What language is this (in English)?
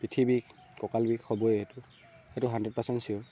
Assamese